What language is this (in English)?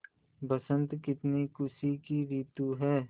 Hindi